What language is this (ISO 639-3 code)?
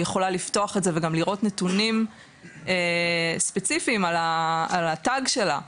heb